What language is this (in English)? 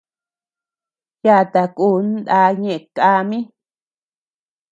Tepeuxila Cuicatec